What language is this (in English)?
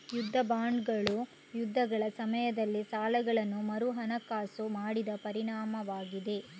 Kannada